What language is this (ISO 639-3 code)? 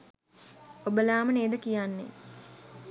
sin